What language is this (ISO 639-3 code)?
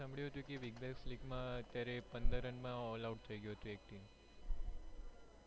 guj